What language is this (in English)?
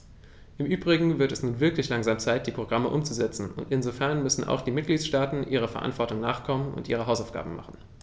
German